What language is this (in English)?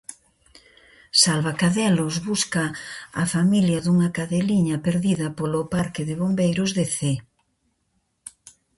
Galician